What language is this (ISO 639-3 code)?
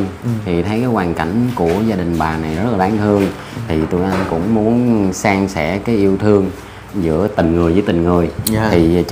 vie